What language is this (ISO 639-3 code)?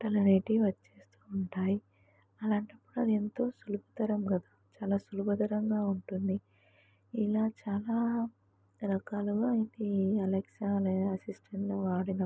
tel